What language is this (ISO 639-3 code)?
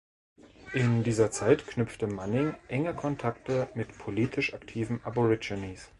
deu